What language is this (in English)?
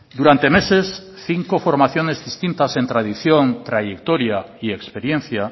Spanish